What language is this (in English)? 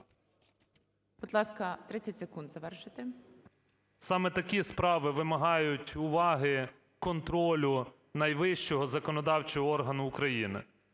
Ukrainian